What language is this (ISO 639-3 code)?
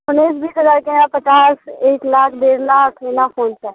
mai